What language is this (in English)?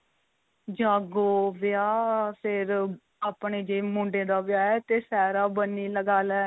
Punjabi